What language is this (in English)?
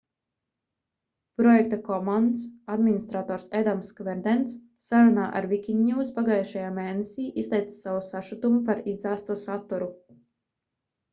Latvian